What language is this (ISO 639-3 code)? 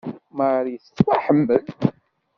kab